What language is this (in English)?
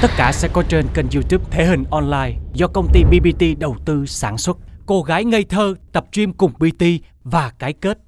Vietnamese